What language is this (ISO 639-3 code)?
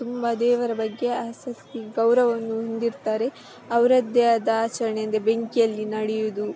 kan